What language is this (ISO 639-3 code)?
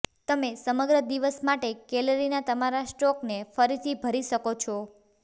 guj